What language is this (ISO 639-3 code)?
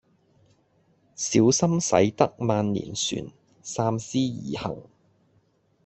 yue